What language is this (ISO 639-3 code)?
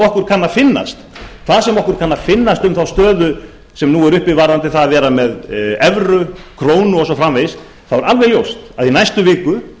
isl